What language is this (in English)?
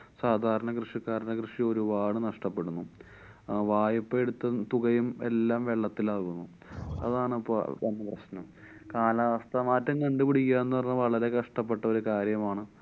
Malayalam